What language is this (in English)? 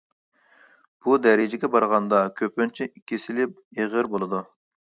Uyghur